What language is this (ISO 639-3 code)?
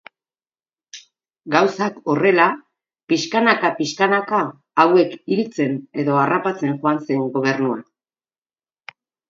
eus